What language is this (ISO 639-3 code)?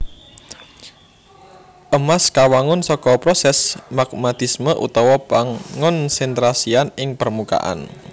jav